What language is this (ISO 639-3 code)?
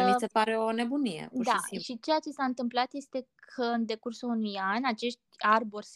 ron